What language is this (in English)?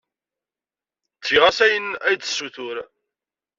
Kabyle